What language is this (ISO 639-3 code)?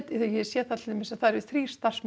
isl